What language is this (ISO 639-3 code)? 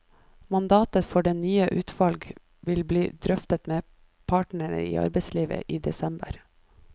nor